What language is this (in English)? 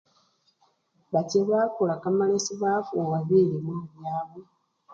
Luyia